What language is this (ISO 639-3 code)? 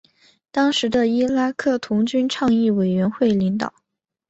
zho